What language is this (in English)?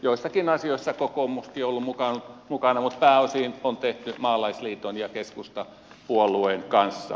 Finnish